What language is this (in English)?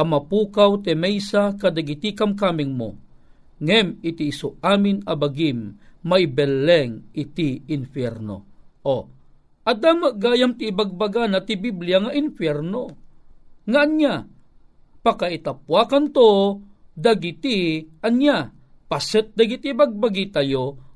Filipino